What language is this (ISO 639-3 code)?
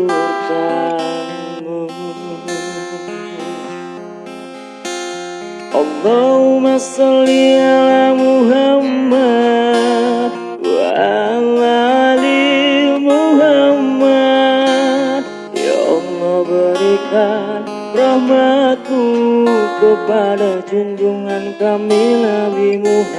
ind